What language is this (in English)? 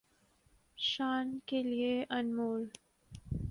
Urdu